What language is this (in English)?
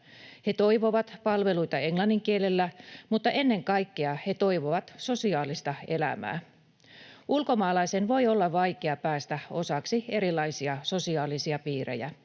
Finnish